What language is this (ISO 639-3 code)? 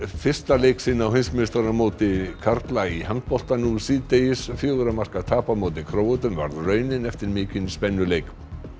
isl